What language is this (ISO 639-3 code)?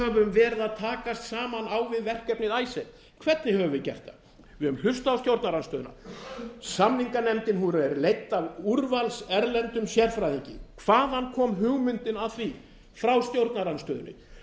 isl